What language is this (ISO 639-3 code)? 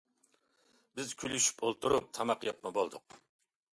uig